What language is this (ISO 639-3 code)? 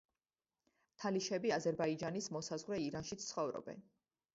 kat